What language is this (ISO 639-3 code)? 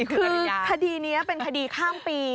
tha